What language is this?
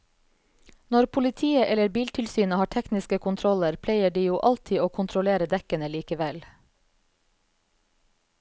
Norwegian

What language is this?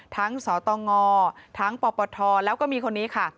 Thai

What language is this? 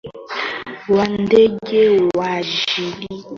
Swahili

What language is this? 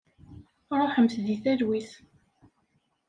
Kabyle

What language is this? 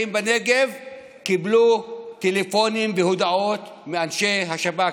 Hebrew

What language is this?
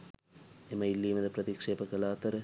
Sinhala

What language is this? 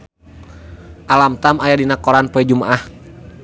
Sundanese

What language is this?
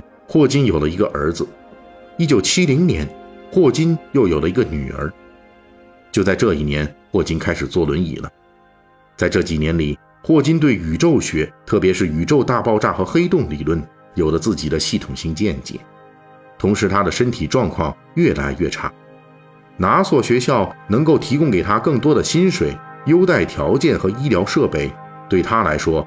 Chinese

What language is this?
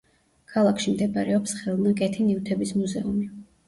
Georgian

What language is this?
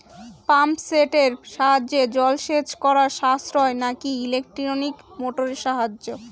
Bangla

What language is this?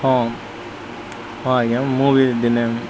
Odia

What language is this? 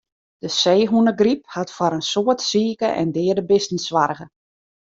Western Frisian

